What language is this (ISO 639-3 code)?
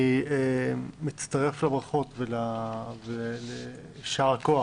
heb